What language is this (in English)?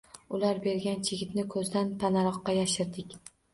Uzbek